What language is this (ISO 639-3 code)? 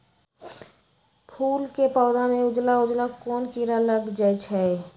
mag